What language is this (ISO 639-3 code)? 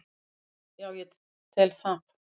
isl